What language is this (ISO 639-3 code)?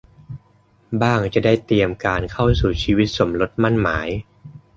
tha